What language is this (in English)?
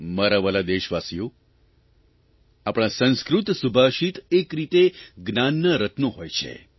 Gujarati